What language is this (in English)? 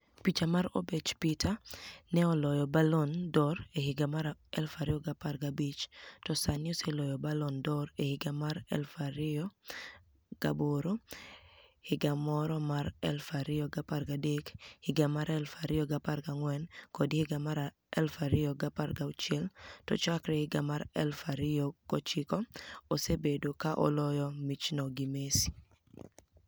Luo (Kenya and Tanzania)